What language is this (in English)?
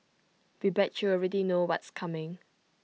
English